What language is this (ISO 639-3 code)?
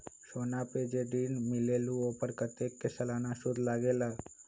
mag